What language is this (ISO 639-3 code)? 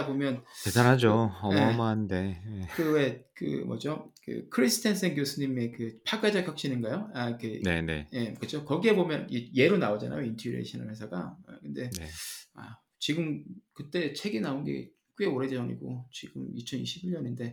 kor